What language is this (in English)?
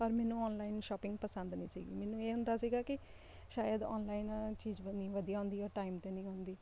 Punjabi